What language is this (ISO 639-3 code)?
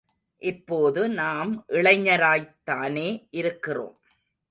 tam